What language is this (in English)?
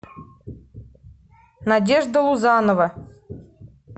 Russian